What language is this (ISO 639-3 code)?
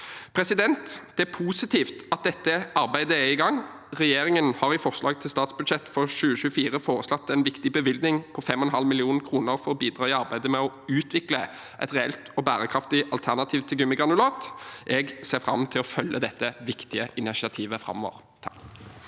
nor